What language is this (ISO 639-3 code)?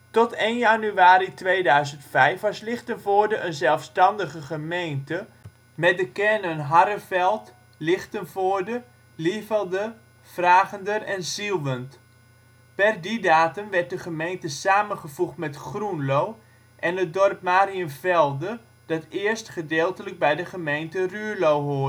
nld